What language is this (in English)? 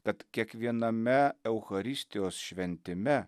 Lithuanian